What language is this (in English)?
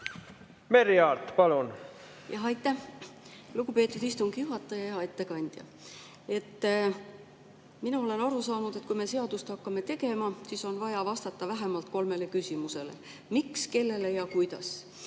Estonian